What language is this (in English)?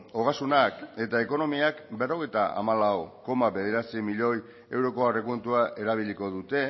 Basque